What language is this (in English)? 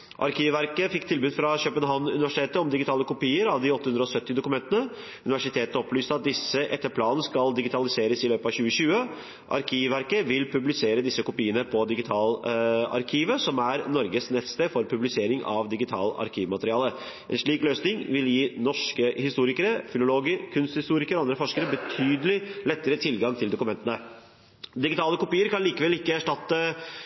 Norwegian Bokmål